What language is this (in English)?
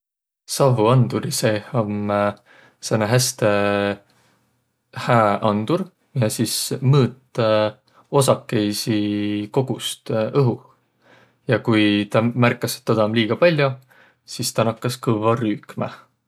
Võro